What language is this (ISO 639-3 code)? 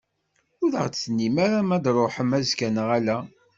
kab